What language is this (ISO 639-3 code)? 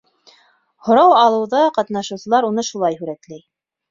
bak